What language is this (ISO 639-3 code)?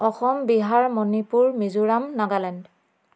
asm